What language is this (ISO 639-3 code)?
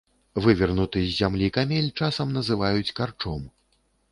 bel